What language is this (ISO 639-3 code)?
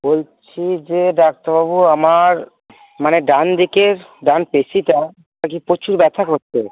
ben